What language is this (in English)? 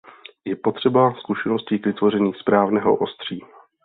Czech